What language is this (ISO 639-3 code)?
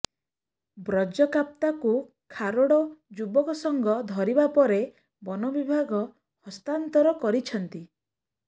ori